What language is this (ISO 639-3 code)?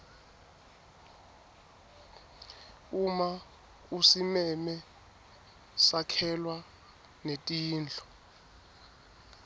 ssw